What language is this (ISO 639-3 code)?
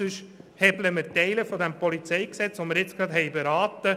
gsw